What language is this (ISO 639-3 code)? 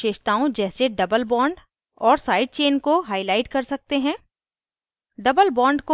hin